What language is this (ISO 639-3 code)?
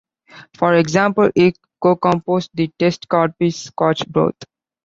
eng